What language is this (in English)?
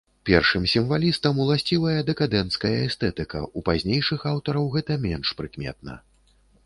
Belarusian